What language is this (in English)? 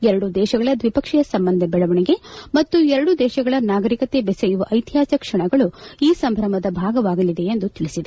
Kannada